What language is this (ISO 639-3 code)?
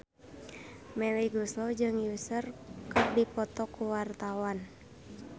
sun